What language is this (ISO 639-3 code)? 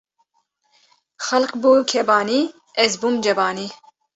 kur